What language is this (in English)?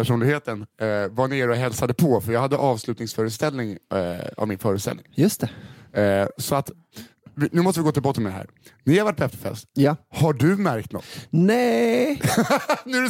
Swedish